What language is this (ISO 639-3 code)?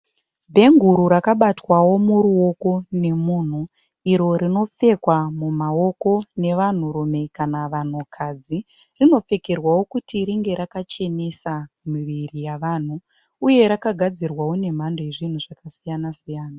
sna